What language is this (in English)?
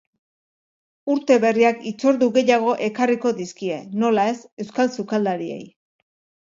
Basque